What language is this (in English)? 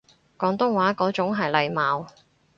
Cantonese